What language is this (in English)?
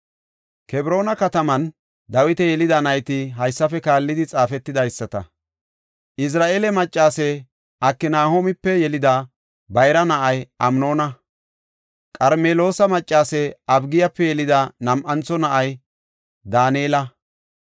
Gofa